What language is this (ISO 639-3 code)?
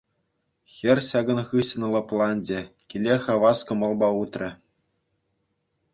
chv